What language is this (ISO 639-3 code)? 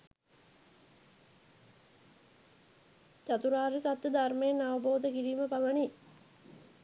sin